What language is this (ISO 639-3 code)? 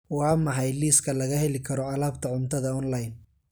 som